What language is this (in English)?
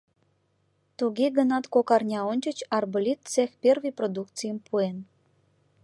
Mari